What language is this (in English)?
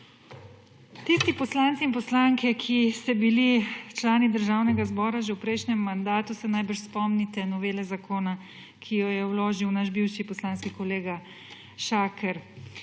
Slovenian